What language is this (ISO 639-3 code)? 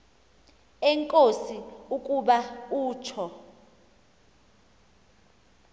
xho